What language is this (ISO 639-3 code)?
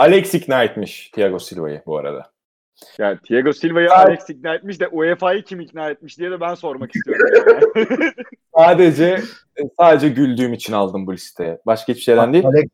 tur